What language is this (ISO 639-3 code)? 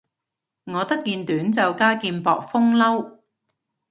yue